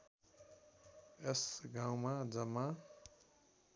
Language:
Nepali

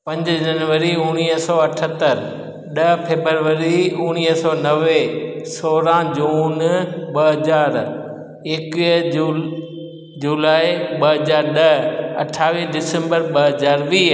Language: Sindhi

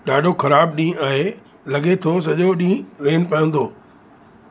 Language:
Sindhi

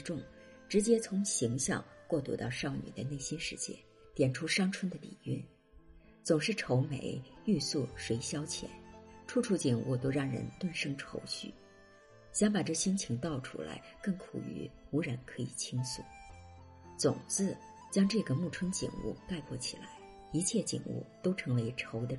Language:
Chinese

